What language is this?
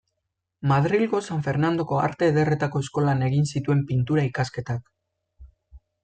Basque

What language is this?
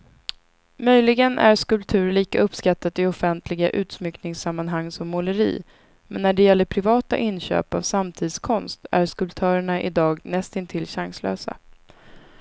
Swedish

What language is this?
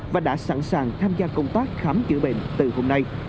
Vietnamese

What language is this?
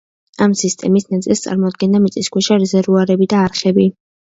Georgian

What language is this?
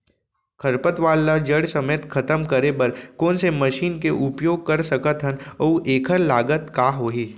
Chhattisgarhi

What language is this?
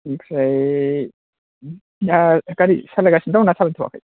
Bodo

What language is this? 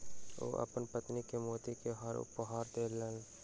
Maithili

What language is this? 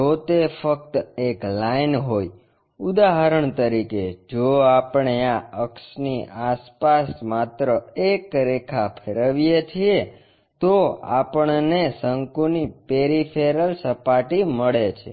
Gujarati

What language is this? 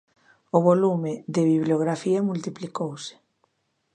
Galician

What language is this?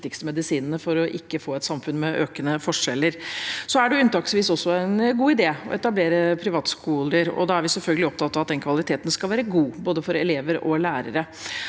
Norwegian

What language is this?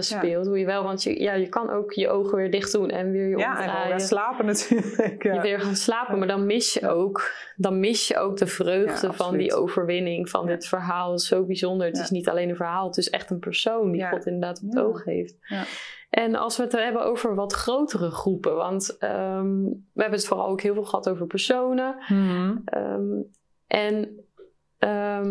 Dutch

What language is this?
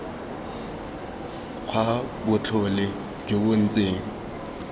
Tswana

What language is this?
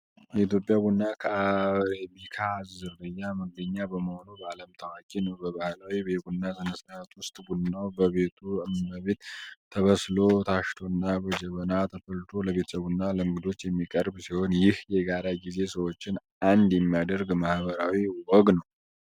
Amharic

